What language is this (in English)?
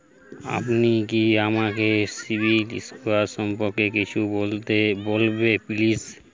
Bangla